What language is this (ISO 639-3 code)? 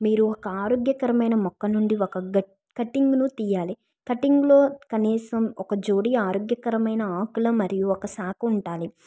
tel